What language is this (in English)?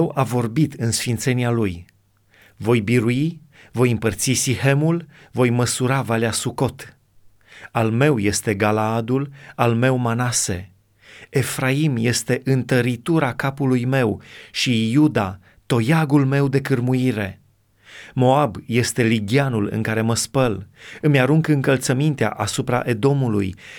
Romanian